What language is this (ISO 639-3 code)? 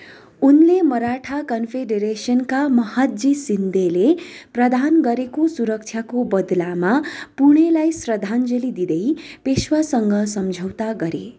nep